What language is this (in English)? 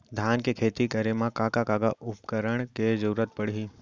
Chhattisgarhi